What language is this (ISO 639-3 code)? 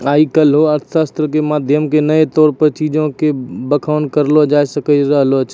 mai